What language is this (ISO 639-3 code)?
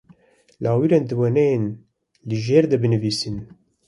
kur